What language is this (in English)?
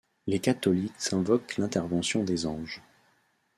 French